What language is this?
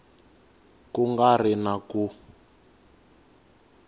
Tsonga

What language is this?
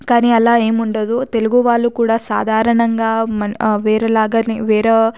Telugu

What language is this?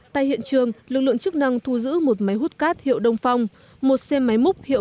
Vietnamese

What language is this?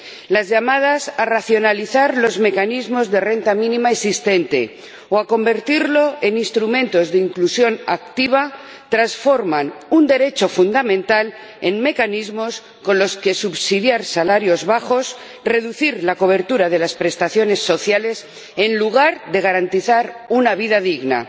Spanish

